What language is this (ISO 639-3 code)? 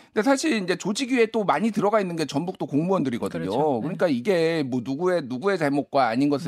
kor